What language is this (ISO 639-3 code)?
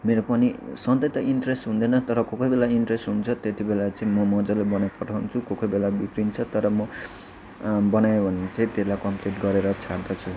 nep